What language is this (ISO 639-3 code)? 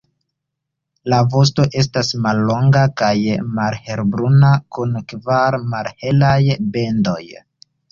epo